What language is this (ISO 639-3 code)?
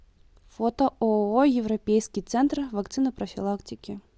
rus